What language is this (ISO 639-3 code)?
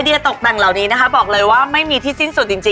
tha